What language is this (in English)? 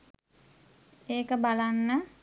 Sinhala